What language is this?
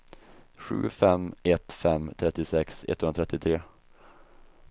Swedish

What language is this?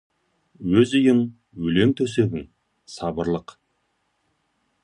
Kazakh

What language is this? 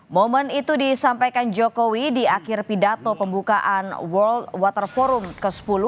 Indonesian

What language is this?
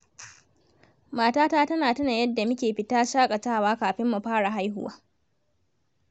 Hausa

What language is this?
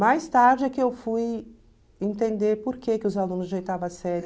Portuguese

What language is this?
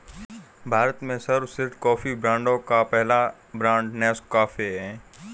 Hindi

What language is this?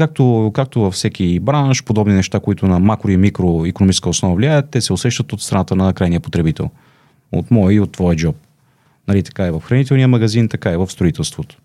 Bulgarian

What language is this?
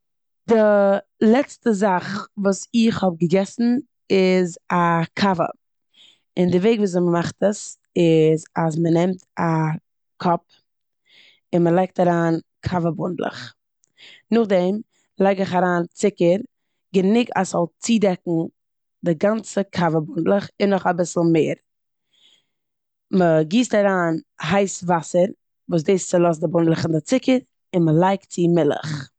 Yiddish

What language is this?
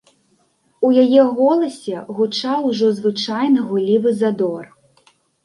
Belarusian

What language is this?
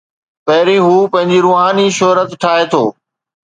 Sindhi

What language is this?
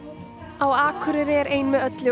Icelandic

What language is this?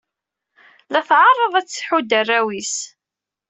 Kabyle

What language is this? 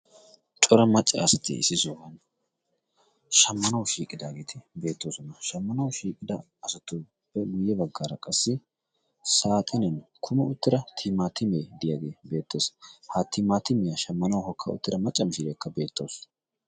Wolaytta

